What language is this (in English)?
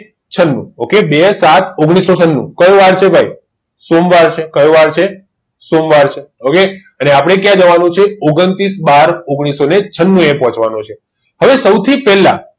Gujarati